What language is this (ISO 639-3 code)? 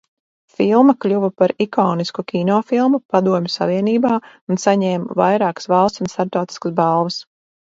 lav